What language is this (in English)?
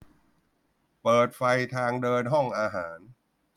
Thai